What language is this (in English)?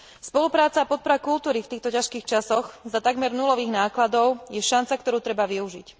Slovak